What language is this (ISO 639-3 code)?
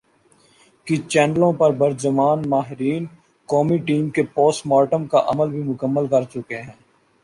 urd